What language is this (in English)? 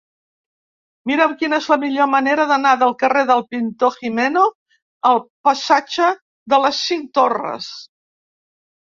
Catalan